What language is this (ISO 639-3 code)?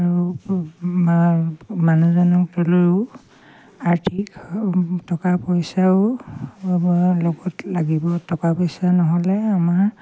asm